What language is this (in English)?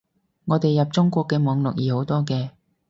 Cantonese